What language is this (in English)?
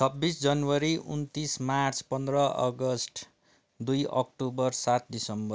Nepali